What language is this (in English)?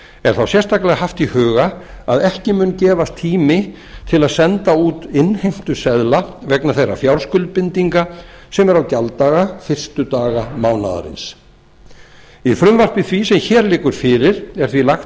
Icelandic